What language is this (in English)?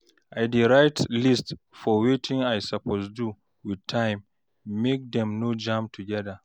Nigerian Pidgin